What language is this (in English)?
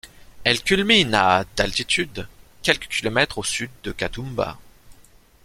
French